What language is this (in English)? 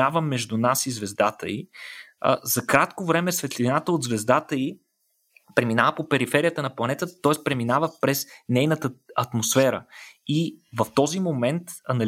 Bulgarian